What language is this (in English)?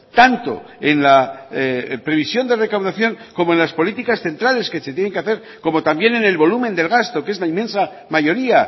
Spanish